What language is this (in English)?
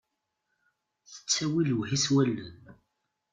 Kabyle